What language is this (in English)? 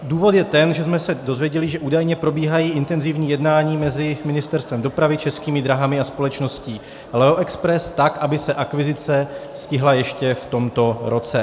Czech